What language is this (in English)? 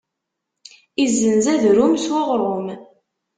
Kabyle